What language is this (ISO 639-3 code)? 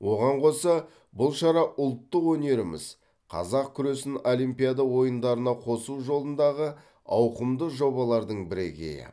kaz